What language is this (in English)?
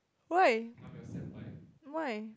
English